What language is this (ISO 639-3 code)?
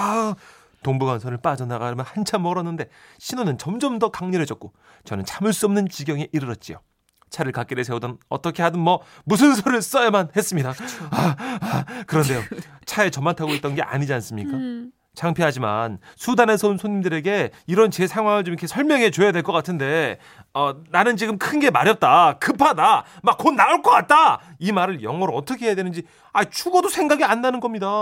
kor